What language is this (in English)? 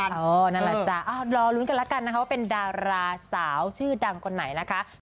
Thai